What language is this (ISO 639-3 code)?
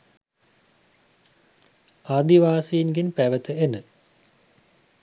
sin